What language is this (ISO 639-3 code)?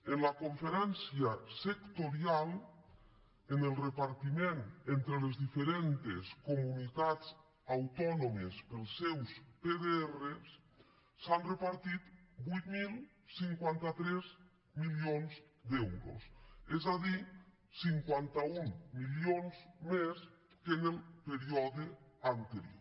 cat